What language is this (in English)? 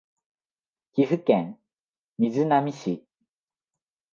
Japanese